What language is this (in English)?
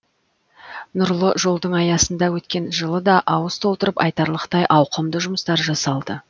Kazakh